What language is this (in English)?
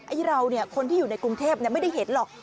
Thai